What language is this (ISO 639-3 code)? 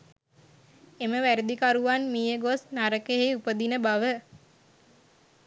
sin